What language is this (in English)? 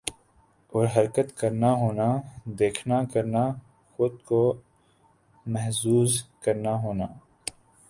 Urdu